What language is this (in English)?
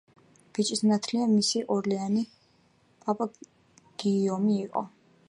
Georgian